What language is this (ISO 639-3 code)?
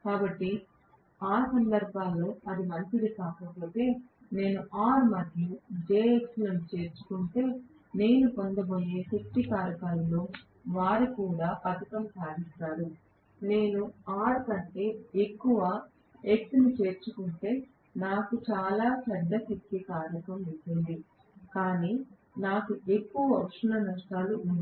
tel